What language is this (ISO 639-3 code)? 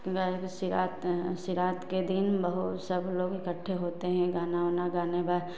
hin